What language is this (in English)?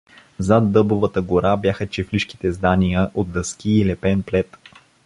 Bulgarian